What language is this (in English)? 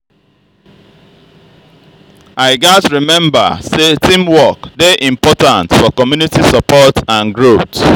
Nigerian Pidgin